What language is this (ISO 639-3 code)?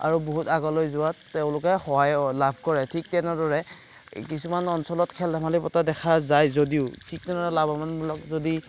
asm